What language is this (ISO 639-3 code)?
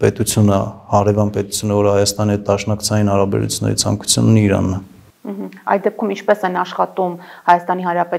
ron